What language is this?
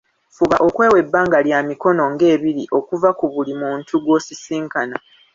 Ganda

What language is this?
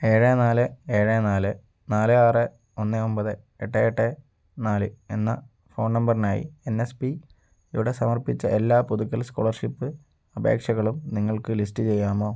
Malayalam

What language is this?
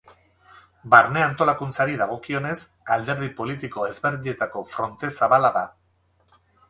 Basque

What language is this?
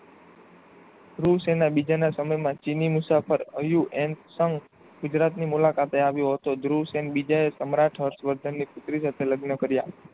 Gujarati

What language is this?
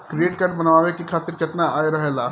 Bhojpuri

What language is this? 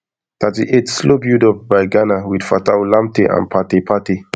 Nigerian Pidgin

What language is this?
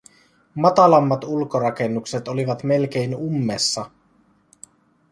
Finnish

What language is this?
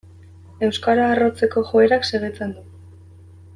Basque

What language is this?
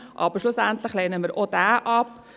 Swiss German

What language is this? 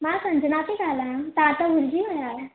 Sindhi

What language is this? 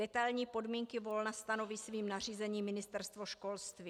Czech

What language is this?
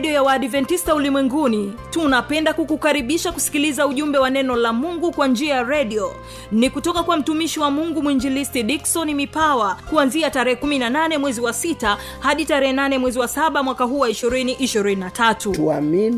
Swahili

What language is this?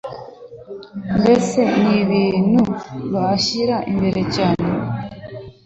Kinyarwanda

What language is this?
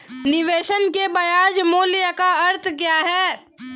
Hindi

